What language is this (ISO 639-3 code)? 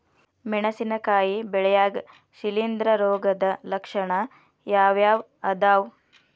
kan